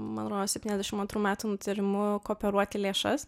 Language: Lithuanian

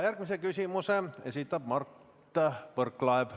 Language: Estonian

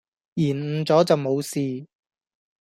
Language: Cantonese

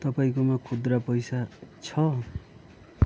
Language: Nepali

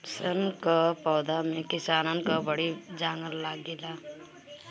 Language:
Bhojpuri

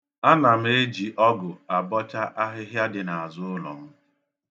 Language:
Igbo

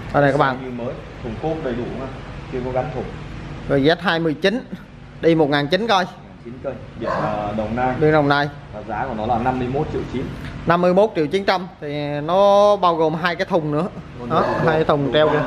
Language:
Vietnamese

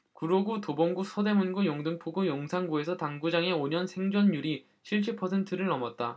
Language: Korean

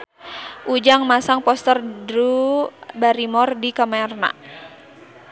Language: Sundanese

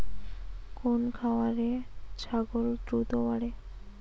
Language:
Bangla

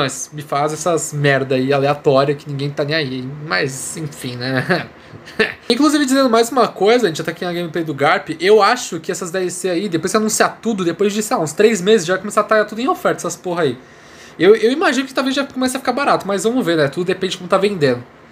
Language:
Portuguese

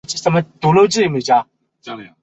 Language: Chinese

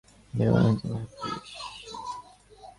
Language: Bangla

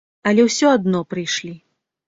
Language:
Belarusian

